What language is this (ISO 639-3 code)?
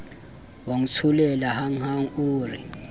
sot